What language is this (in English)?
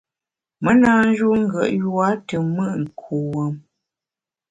Bamun